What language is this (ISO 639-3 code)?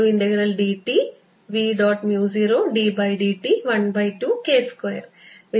mal